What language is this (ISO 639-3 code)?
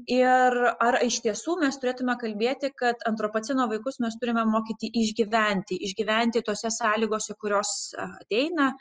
lit